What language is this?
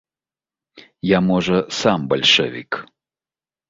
Belarusian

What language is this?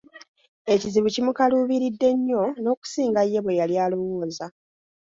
Ganda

